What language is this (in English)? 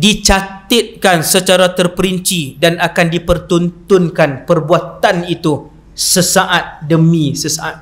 Malay